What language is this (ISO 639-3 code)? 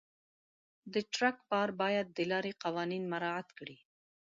pus